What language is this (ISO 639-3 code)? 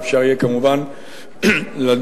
heb